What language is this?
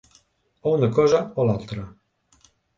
Catalan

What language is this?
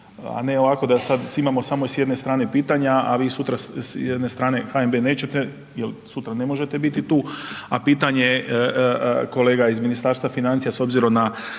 Croatian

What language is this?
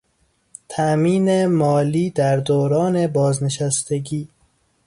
Persian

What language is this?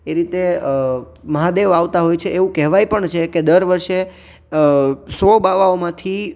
Gujarati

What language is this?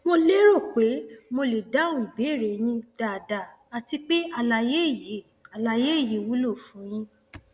Yoruba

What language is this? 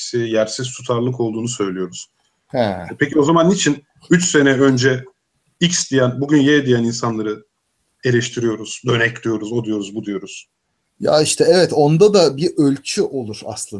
Turkish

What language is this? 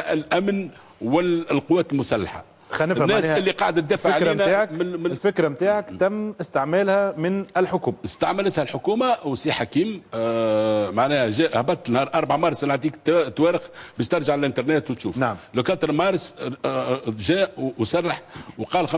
Arabic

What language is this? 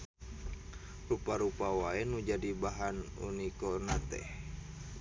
Sundanese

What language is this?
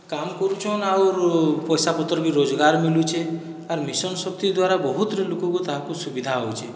Odia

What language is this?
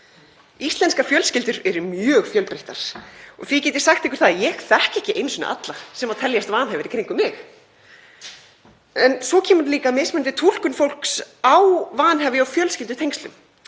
Icelandic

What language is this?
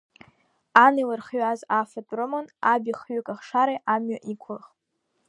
Abkhazian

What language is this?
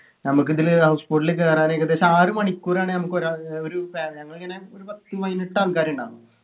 Malayalam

